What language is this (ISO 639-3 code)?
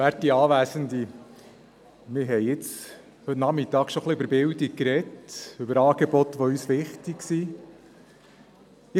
gsw